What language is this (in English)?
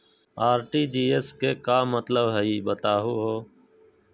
Magahi